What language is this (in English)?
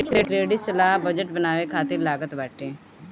Bhojpuri